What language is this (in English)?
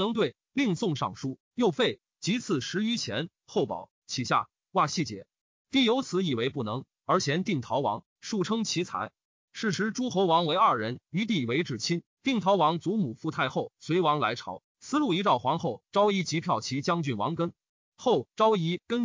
Chinese